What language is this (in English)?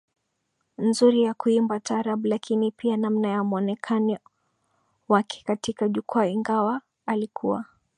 Swahili